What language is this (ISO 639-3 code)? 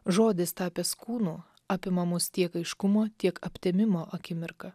lit